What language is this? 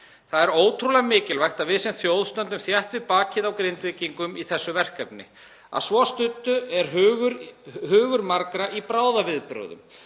Icelandic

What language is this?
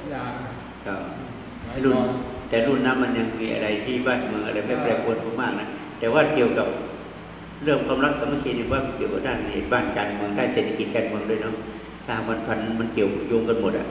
Thai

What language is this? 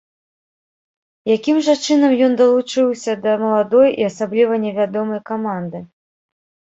Belarusian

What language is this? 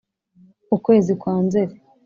Kinyarwanda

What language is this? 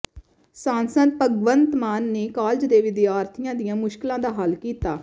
Punjabi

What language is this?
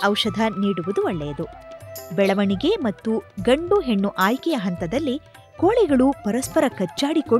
Kannada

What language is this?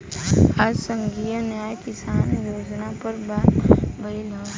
Bhojpuri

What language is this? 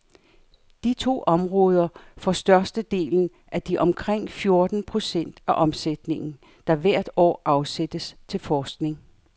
Danish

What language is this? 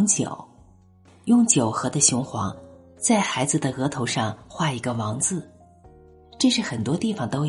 Chinese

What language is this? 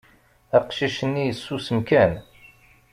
Kabyle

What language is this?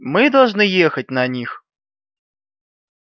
Russian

